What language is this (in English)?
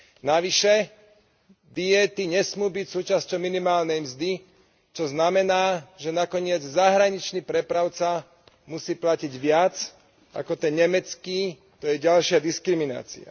Slovak